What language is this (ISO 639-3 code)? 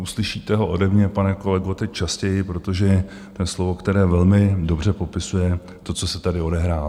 ces